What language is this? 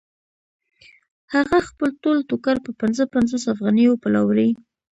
Pashto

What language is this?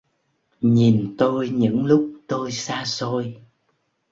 Vietnamese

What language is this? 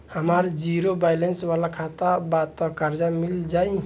Bhojpuri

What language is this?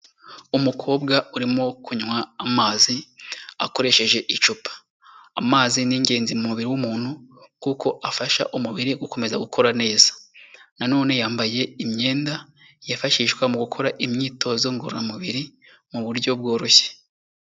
Kinyarwanda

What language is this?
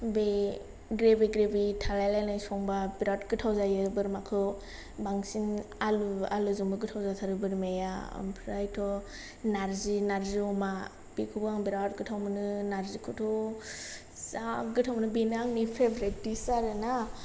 Bodo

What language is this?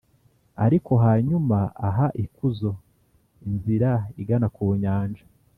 Kinyarwanda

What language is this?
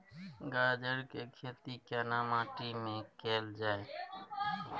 Maithili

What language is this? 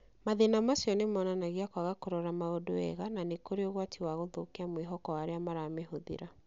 Kikuyu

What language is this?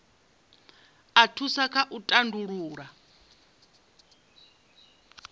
Venda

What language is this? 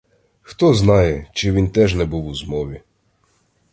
Ukrainian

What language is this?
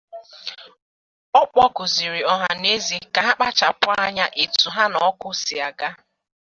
Igbo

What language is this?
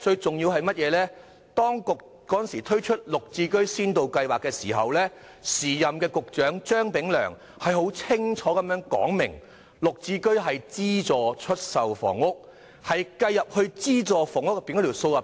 Cantonese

